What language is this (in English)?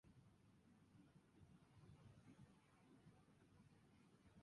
Japanese